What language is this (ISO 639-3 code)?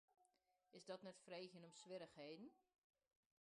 fry